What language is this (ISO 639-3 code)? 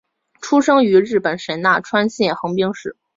zho